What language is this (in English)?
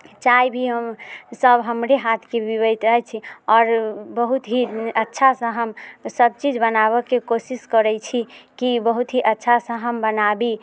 Maithili